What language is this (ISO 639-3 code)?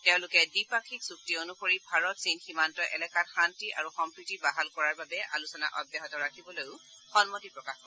asm